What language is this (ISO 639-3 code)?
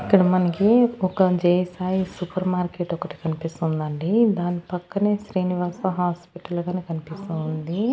tel